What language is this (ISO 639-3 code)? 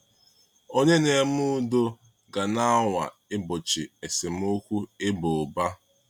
ibo